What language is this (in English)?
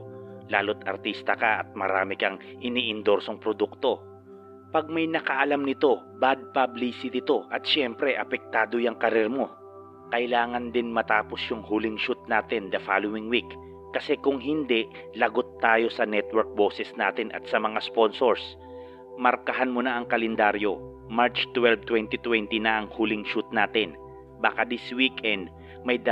Filipino